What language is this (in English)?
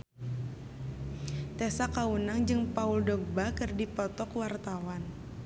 Sundanese